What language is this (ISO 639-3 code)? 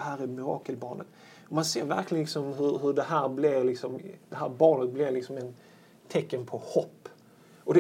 swe